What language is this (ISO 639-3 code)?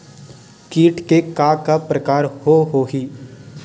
hne